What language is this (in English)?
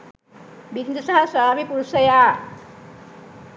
Sinhala